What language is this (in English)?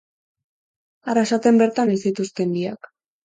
Basque